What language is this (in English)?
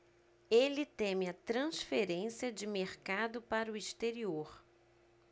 Portuguese